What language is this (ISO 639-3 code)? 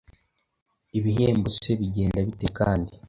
kin